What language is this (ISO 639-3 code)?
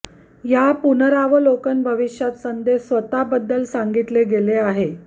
mar